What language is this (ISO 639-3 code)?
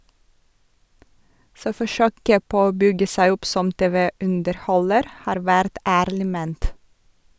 nor